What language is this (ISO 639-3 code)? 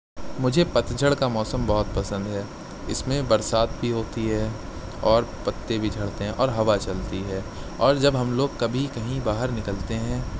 urd